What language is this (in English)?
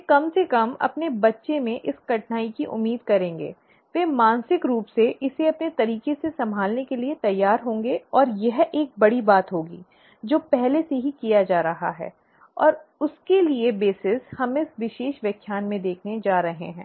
Hindi